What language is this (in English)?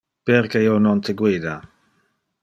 Interlingua